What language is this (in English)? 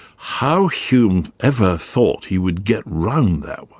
English